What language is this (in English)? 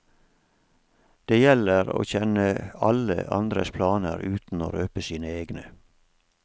Norwegian